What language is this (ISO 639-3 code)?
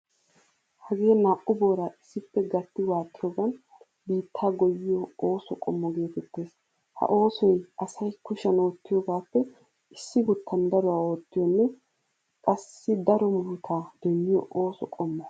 wal